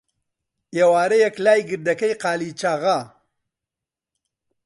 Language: Central Kurdish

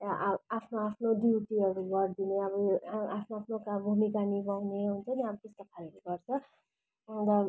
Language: Nepali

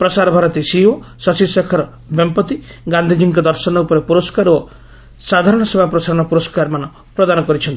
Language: Odia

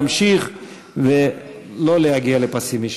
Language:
Hebrew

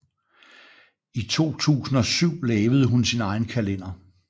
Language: Danish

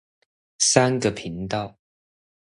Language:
Chinese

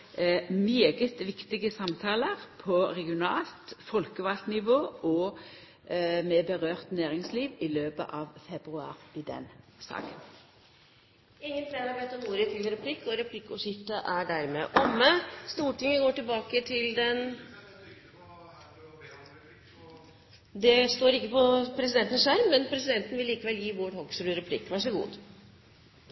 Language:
Norwegian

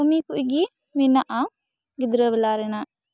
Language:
Santali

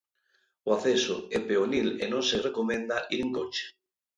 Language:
Galician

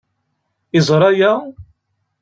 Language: Kabyle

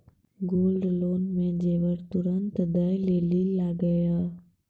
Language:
Maithili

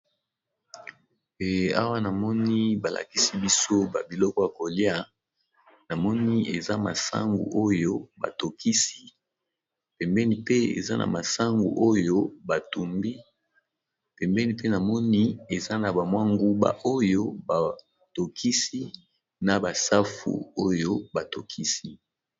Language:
Lingala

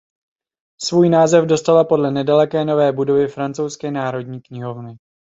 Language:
Czech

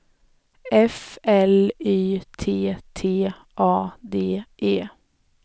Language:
Swedish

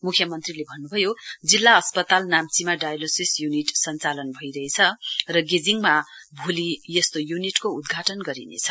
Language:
Nepali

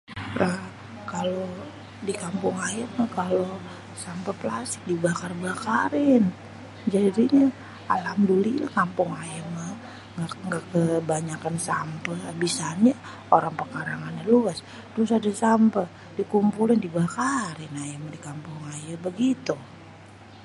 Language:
Betawi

